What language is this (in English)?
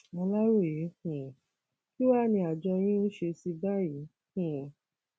Yoruba